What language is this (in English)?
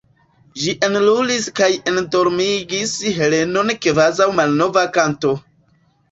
Esperanto